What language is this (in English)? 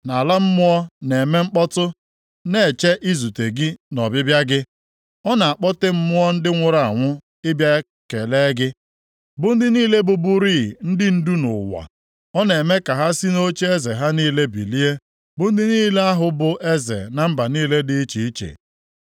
Igbo